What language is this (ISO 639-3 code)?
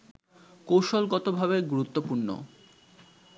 ben